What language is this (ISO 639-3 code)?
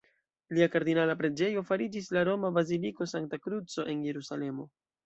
epo